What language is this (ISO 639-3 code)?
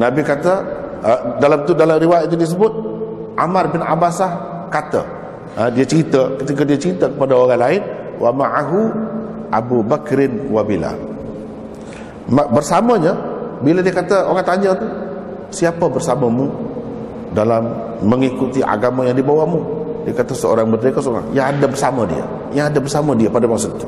msa